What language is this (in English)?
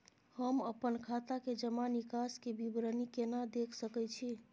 Maithili